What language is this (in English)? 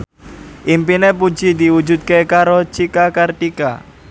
Javanese